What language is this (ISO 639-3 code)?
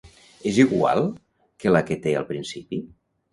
cat